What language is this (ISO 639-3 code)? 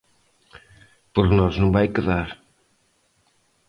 glg